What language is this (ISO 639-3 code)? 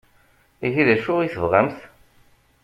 kab